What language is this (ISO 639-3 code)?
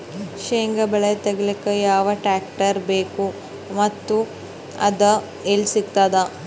kan